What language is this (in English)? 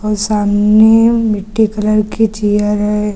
Hindi